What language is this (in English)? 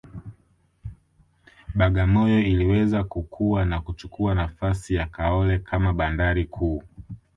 Swahili